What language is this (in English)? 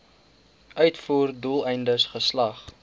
Afrikaans